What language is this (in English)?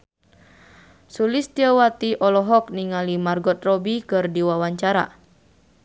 Sundanese